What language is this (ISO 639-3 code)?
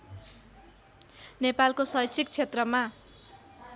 nep